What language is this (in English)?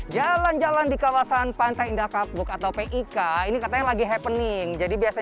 Indonesian